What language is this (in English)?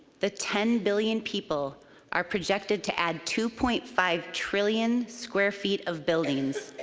English